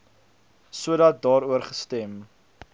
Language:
Afrikaans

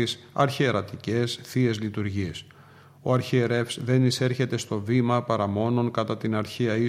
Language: Greek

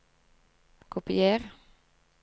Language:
Norwegian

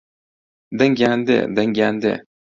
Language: Central Kurdish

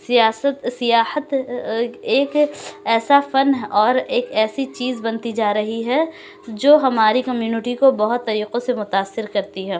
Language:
Urdu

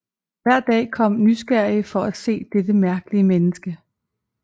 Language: Danish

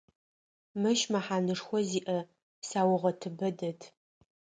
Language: Adyghe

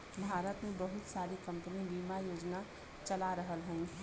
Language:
Bhojpuri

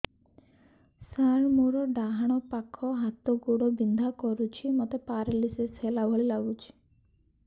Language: Odia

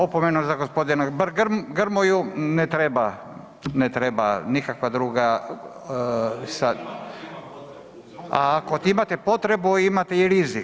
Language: Croatian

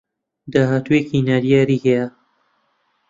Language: Central Kurdish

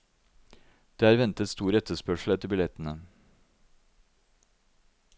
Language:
Norwegian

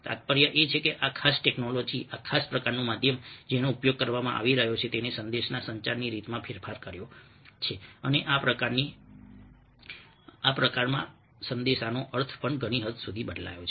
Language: Gujarati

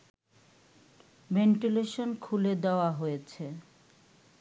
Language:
Bangla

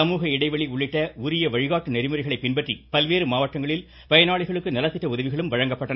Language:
Tamil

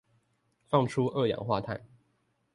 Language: Chinese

